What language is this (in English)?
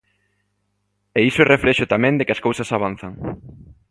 Galician